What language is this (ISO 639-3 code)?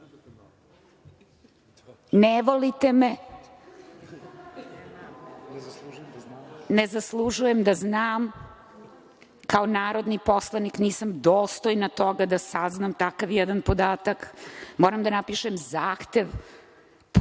srp